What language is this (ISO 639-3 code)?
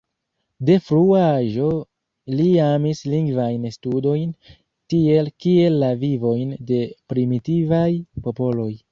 epo